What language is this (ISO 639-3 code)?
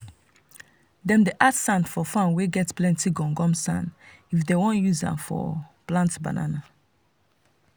pcm